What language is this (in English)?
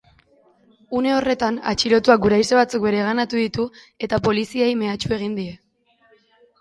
Basque